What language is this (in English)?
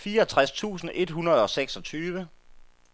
Danish